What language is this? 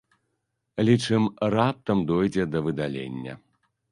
Belarusian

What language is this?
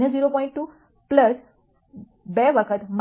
Gujarati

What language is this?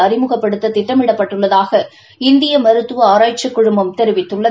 Tamil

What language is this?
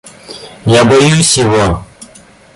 Russian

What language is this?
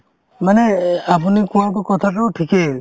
Assamese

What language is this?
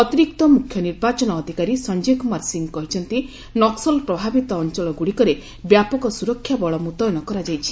Odia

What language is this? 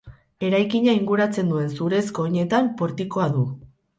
Basque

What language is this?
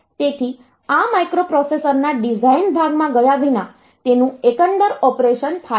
Gujarati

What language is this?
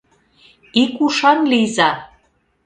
Mari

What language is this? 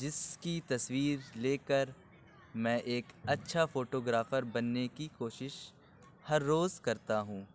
Urdu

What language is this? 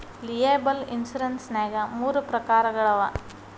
Kannada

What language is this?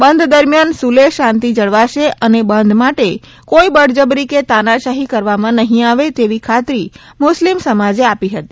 Gujarati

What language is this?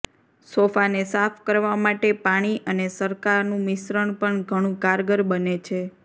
Gujarati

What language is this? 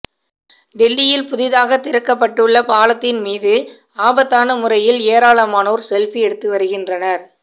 Tamil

